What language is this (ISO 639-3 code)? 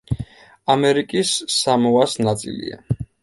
kat